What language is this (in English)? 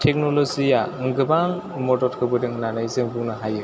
Bodo